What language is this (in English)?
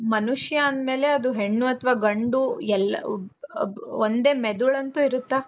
Kannada